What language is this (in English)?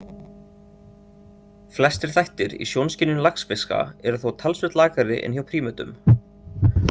Icelandic